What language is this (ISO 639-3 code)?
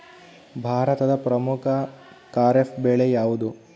kan